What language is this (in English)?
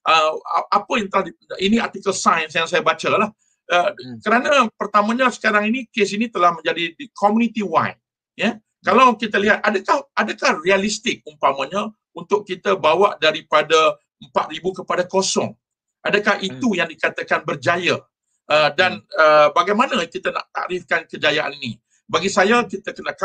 Malay